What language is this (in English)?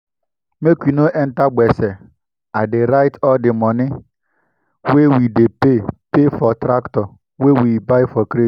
Nigerian Pidgin